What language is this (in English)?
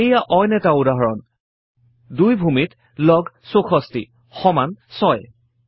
Assamese